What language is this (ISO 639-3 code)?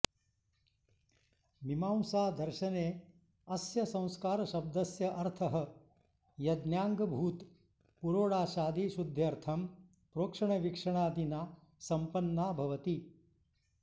san